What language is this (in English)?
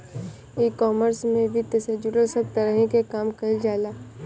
Bhojpuri